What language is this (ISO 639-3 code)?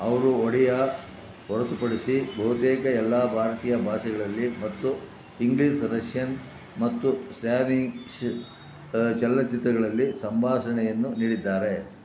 kan